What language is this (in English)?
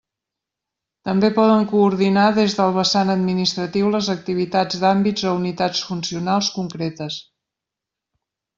Catalan